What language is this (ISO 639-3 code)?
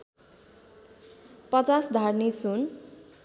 nep